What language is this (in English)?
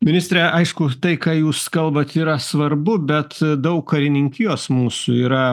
Lithuanian